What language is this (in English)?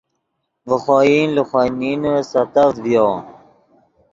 Yidgha